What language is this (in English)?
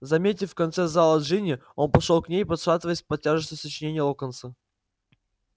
Russian